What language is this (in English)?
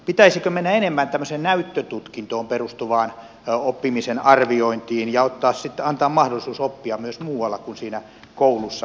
Finnish